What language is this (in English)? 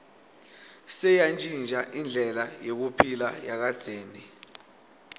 Swati